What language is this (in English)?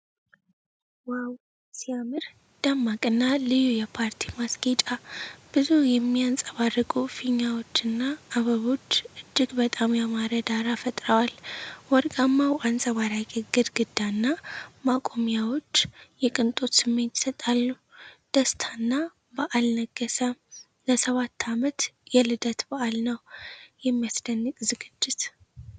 Amharic